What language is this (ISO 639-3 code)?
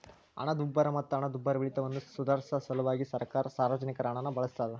kan